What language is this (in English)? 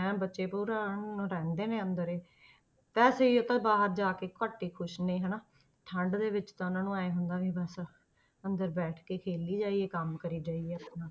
Punjabi